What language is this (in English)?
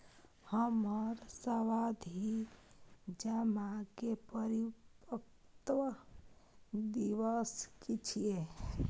Maithili